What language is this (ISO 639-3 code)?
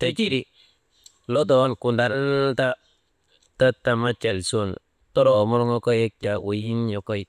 mde